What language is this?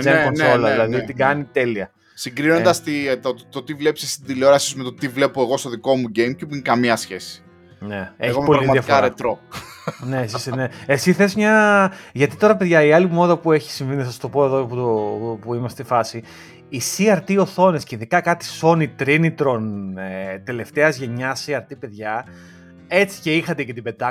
Greek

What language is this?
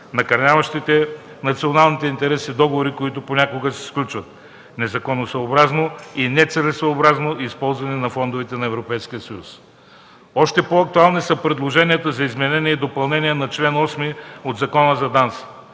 Bulgarian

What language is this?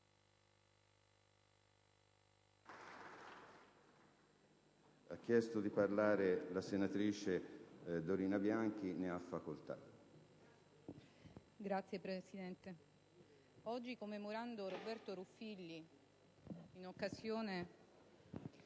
Italian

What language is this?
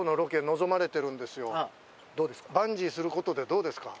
Japanese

